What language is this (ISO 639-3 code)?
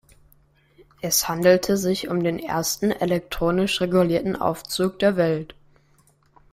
deu